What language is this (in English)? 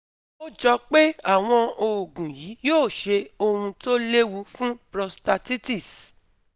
Yoruba